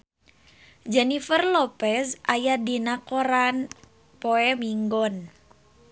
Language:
Sundanese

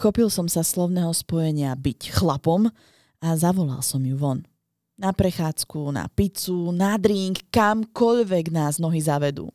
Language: Slovak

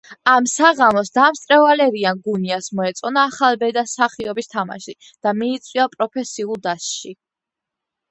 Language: Georgian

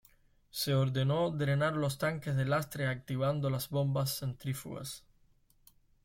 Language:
Spanish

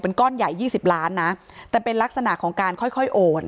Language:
Thai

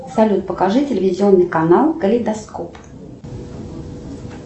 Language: Russian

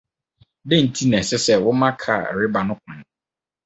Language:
Akan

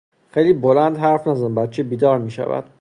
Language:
Persian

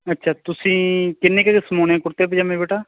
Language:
Punjabi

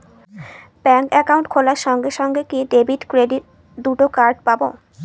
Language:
Bangla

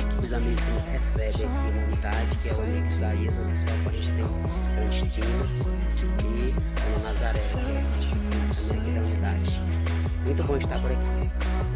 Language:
Portuguese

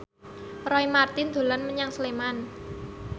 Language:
Javanese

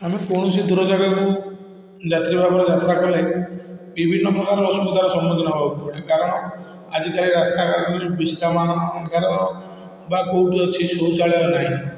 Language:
Odia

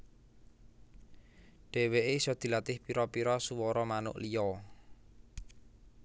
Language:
Javanese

